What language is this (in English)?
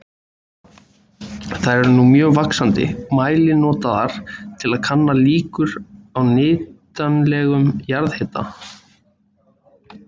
Icelandic